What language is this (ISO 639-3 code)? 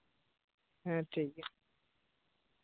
sat